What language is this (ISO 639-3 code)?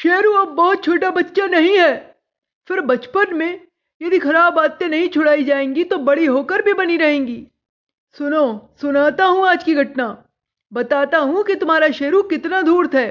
hin